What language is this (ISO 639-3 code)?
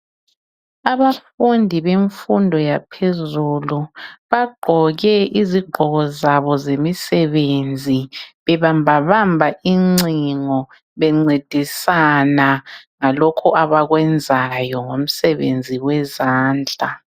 nde